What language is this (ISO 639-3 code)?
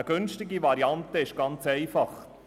gsw